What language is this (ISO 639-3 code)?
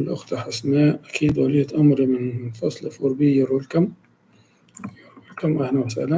ara